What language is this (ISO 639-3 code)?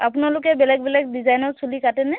asm